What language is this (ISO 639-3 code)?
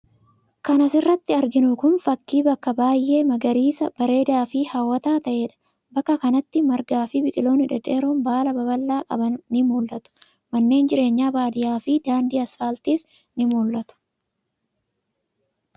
orm